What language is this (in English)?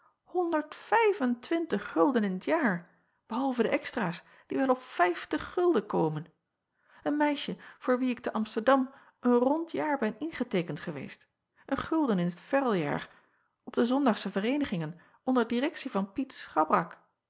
Dutch